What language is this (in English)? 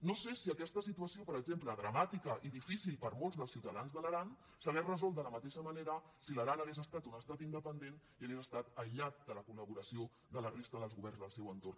Catalan